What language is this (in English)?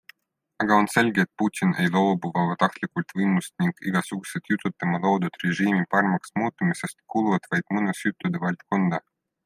Estonian